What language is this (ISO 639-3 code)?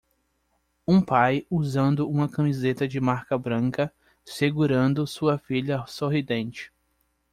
por